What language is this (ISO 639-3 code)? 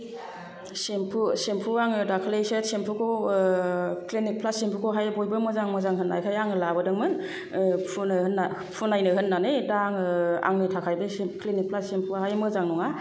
brx